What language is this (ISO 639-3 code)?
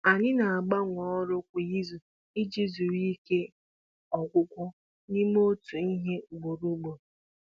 ibo